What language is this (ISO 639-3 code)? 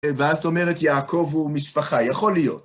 heb